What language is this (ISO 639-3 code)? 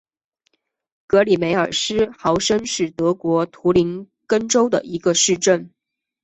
zho